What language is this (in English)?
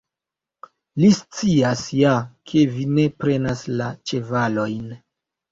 Esperanto